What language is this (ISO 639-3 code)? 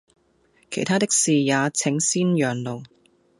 yue